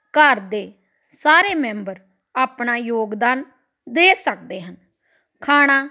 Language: Punjabi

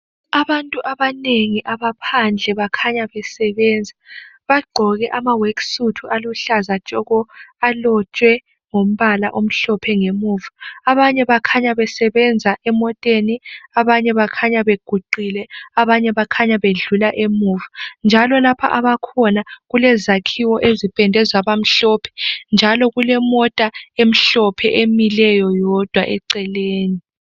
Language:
North Ndebele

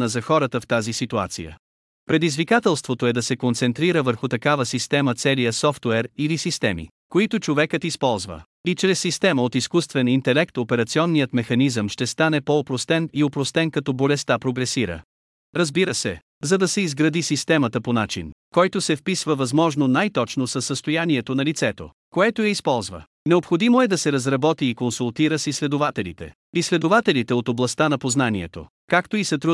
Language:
Bulgarian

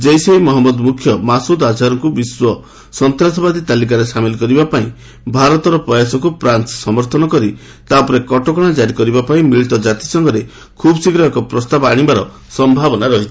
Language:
Odia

